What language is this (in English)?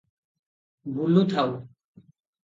Odia